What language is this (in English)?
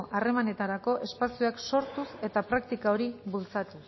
Basque